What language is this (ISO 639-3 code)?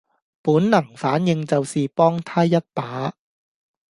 yue